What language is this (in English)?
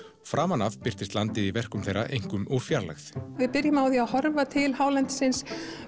Icelandic